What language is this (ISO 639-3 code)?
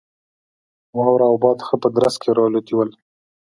pus